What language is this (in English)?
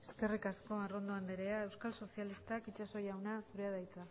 Basque